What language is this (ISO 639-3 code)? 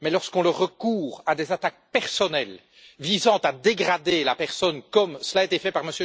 fra